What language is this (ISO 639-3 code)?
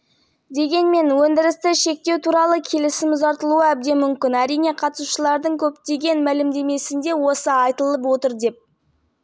kaz